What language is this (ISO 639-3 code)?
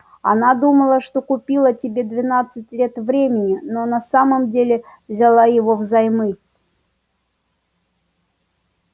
rus